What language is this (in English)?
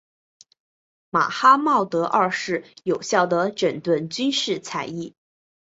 Chinese